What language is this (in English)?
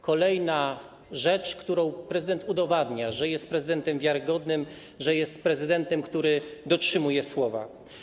Polish